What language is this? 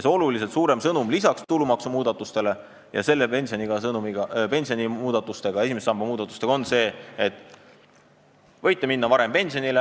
Estonian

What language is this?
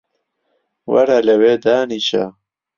Central Kurdish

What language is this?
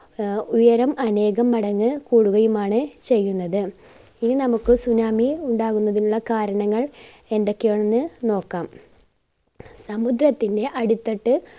Malayalam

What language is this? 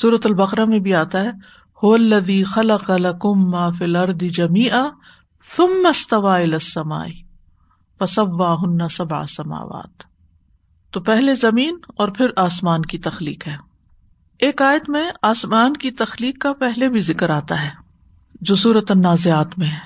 Urdu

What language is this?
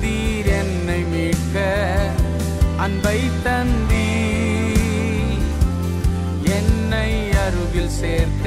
Urdu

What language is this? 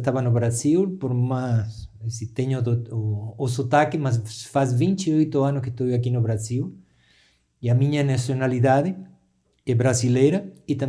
Portuguese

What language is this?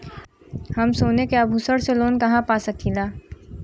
Bhojpuri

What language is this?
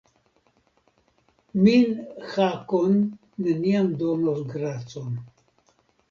Esperanto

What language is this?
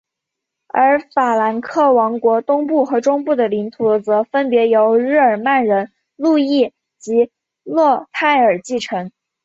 Chinese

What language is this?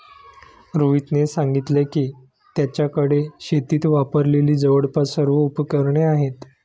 Marathi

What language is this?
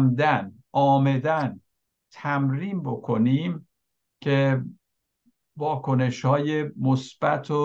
Persian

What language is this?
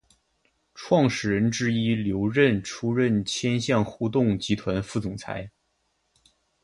Chinese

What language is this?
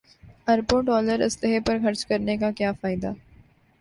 Urdu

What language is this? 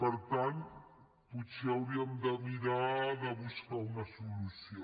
Catalan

